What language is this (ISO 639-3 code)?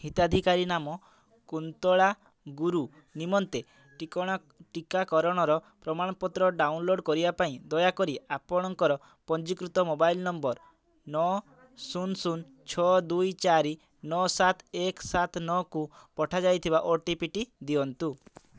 ori